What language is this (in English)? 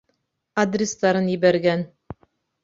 Bashkir